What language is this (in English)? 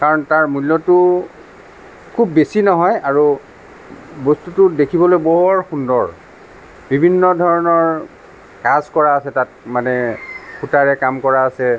Assamese